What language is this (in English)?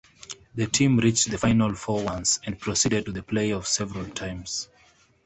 English